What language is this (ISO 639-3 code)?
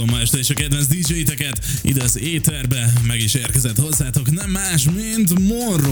hun